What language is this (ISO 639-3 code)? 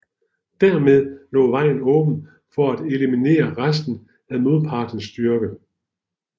dan